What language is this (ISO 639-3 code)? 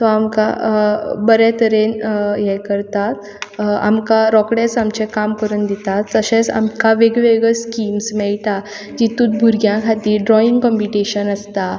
kok